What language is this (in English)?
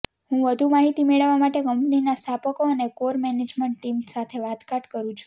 Gujarati